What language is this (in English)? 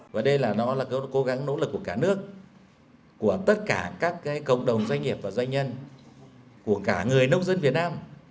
Vietnamese